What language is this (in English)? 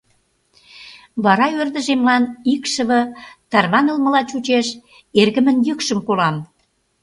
Mari